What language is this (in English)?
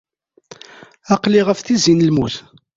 Kabyle